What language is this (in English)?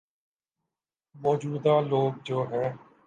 Urdu